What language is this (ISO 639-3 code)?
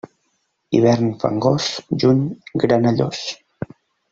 cat